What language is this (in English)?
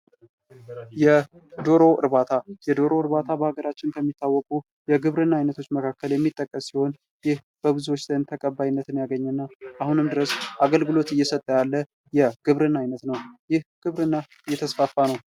Amharic